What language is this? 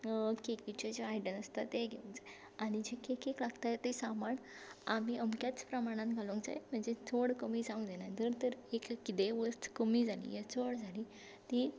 Konkani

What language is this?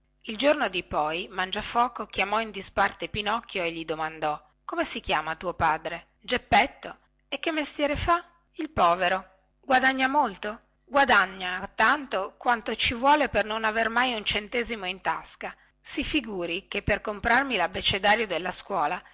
Italian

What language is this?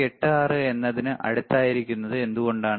Malayalam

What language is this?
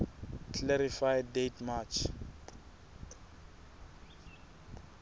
Southern Sotho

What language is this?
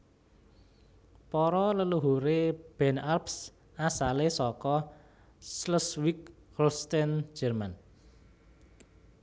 Javanese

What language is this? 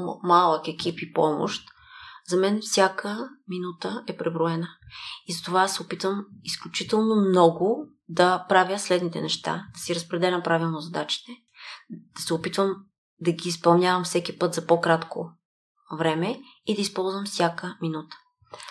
Bulgarian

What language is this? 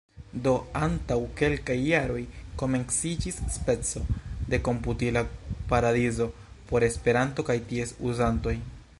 Esperanto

